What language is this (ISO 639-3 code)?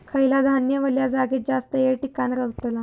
mar